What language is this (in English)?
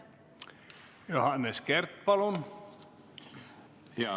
Estonian